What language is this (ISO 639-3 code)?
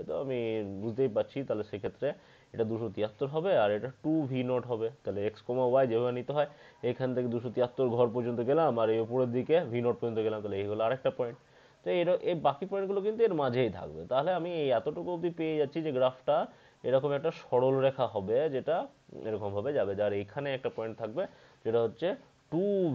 hin